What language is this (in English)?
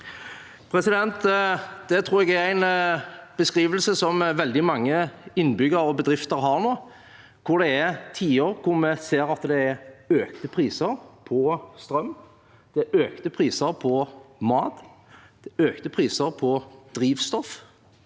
Norwegian